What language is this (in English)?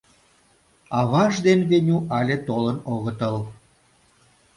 Mari